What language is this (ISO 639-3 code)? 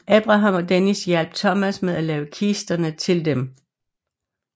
dan